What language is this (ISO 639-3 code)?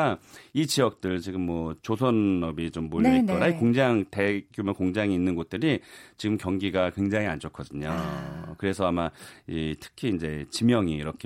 kor